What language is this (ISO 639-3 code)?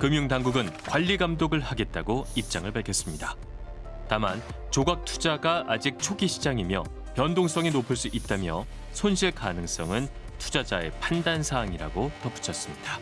kor